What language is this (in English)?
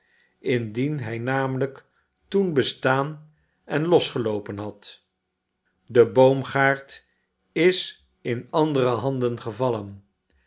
Dutch